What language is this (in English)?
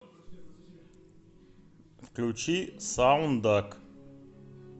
Russian